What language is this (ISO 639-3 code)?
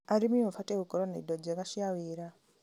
kik